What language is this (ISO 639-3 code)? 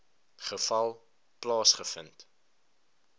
afr